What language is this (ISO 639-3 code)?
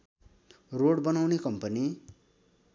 nep